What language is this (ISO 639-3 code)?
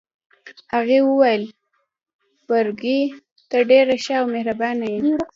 pus